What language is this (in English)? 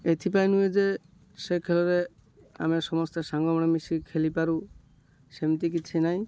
Odia